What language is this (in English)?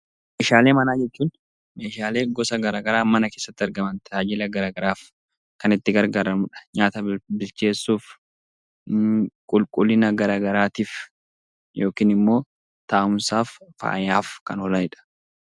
Oromo